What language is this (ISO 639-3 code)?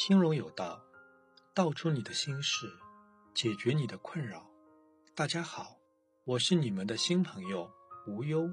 zho